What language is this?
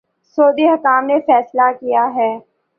Urdu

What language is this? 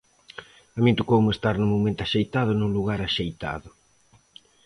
Galician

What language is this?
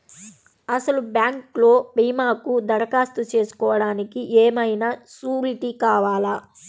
Telugu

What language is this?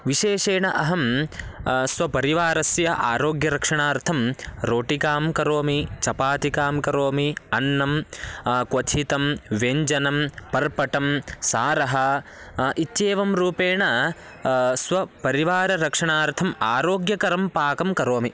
Sanskrit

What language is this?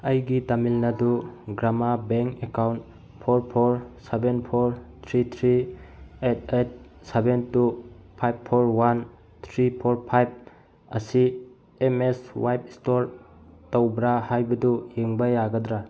Manipuri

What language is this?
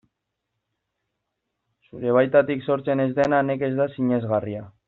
Basque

